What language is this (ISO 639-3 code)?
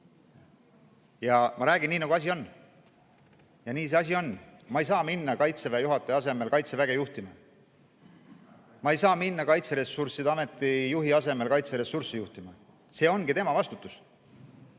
est